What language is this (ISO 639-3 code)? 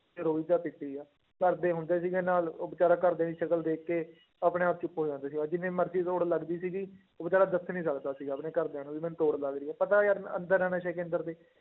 pan